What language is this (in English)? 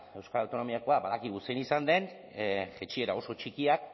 Basque